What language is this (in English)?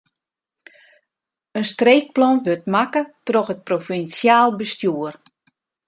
Western Frisian